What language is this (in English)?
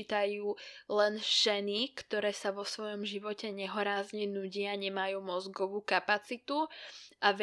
Slovak